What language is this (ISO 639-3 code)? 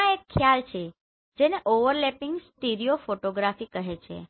guj